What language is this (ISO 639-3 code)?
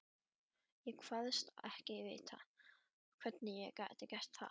isl